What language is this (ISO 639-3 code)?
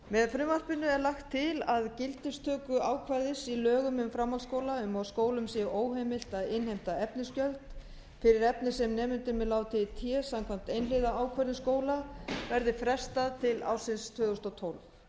isl